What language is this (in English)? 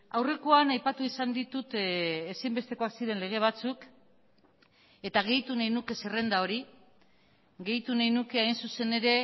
Basque